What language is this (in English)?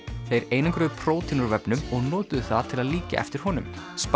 Icelandic